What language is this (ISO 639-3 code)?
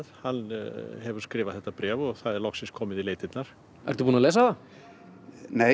isl